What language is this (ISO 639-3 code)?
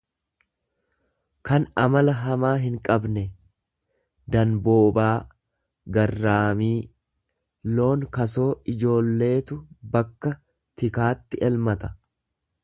orm